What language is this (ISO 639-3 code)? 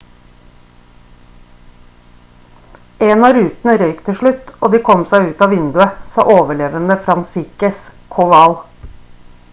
nob